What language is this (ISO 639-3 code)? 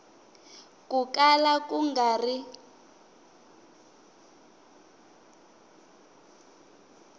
tso